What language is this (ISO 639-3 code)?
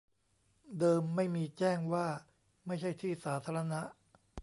tha